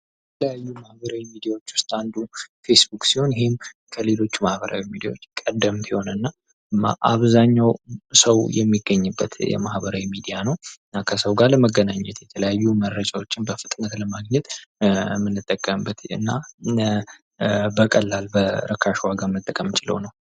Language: Amharic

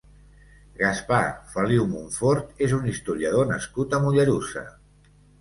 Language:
Catalan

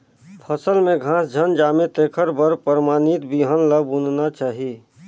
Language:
Chhattisgarhi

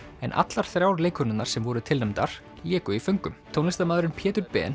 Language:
Icelandic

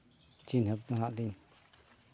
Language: Santali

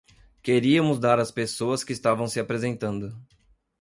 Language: Portuguese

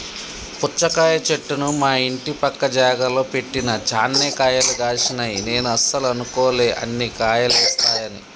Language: Telugu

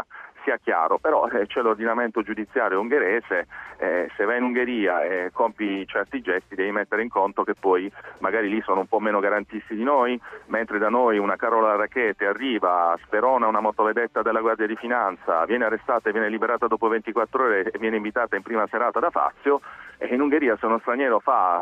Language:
Italian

